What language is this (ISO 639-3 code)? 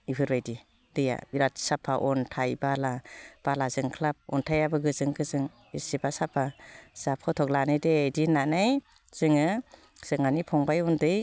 brx